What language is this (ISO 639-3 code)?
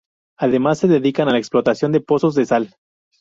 spa